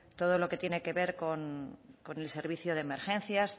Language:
Spanish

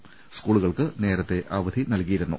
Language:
Malayalam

